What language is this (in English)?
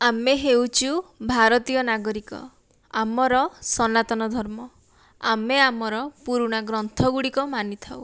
Odia